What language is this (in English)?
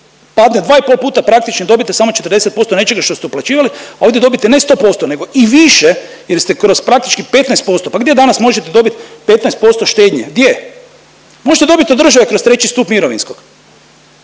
Croatian